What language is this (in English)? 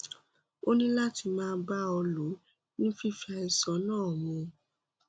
Yoruba